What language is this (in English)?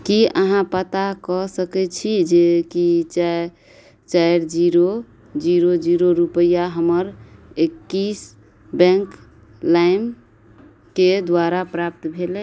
Maithili